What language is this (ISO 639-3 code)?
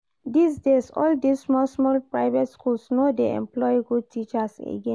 pcm